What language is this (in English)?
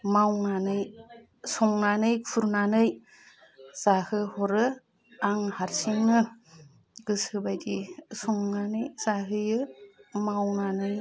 Bodo